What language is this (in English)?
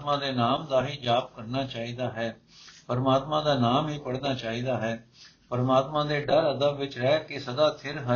Punjabi